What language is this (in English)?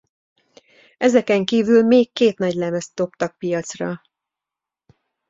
Hungarian